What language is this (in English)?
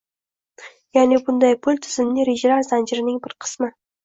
Uzbek